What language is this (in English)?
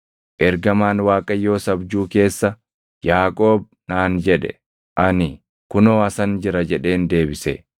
Oromo